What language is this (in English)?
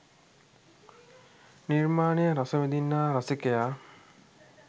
Sinhala